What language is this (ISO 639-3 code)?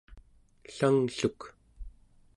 esu